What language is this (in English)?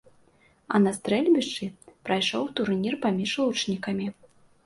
Belarusian